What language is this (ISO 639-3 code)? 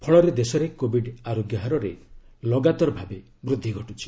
ori